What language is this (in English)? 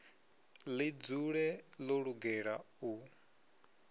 Venda